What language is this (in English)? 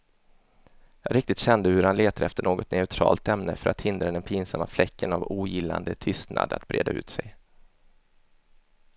Swedish